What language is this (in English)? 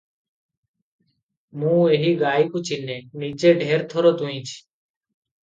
Odia